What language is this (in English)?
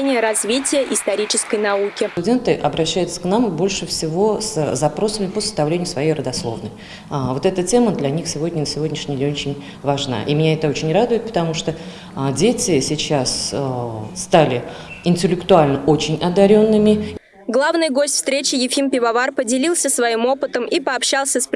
Russian